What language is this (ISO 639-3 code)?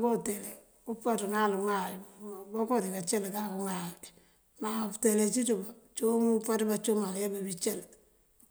mfv